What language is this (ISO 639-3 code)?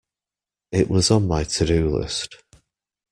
eng